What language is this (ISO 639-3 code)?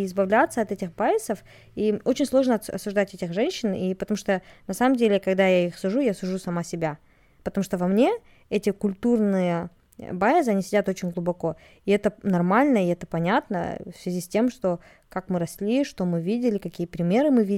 rus